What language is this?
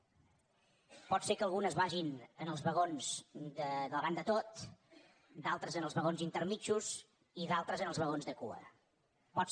Catalan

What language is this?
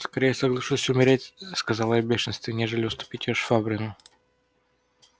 Russian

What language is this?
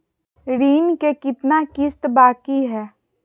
Magahi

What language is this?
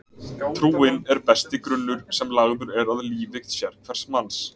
Icelandic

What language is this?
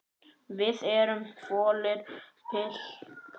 Icelandic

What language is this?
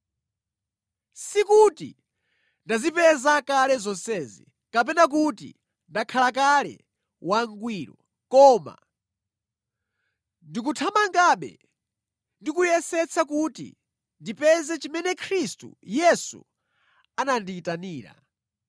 Nyanja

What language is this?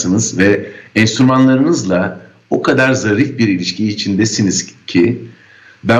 Turkish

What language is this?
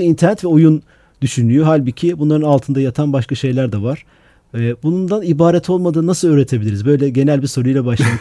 Turkish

